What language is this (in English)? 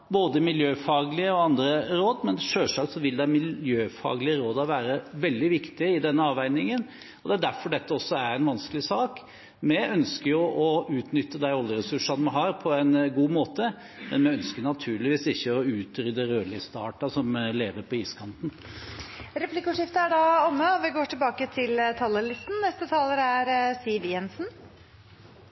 Norwegian